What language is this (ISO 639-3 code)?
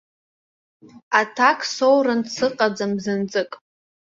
abk